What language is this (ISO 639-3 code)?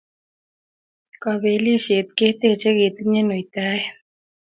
kln